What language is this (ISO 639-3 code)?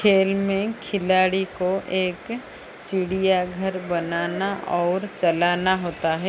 hin